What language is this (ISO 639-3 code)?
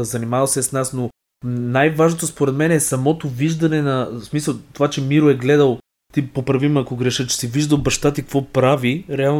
bul